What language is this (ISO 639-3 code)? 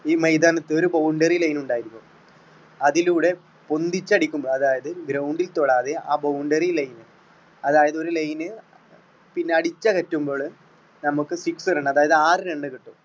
mal